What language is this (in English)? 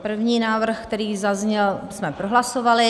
Czech